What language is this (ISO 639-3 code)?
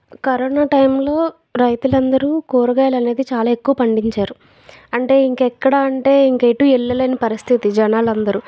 tel